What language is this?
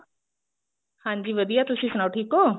Punjabi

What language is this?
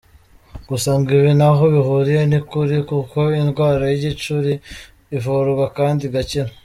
Kinyarwanda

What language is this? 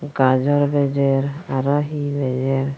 Chakma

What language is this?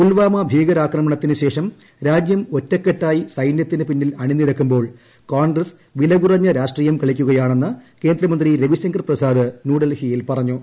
Malayalam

